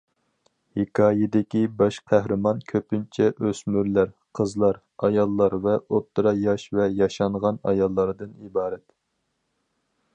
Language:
Uyghur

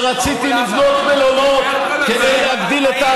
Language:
Hebrew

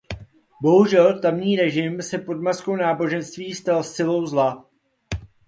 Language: Czech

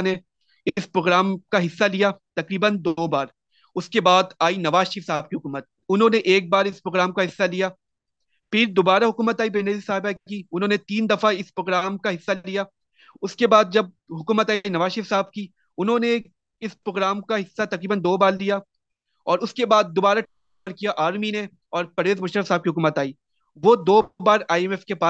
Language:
Urdu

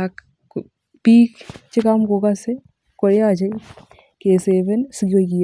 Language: Kalenjin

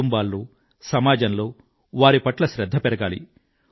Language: Telugu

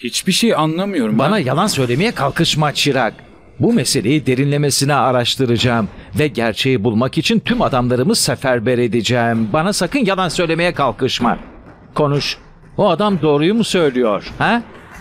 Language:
Turkish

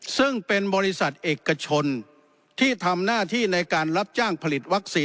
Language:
Thai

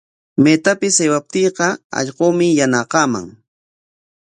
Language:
Corongo Ancash Quechua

